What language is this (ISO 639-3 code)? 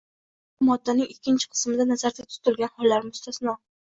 uzb